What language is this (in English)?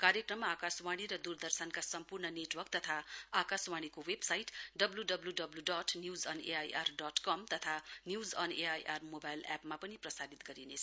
Nepali